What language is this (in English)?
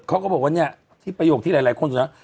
Thai